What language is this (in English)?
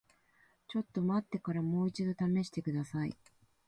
Japanese